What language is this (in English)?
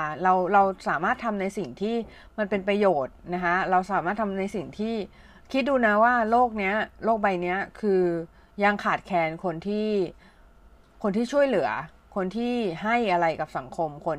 Thai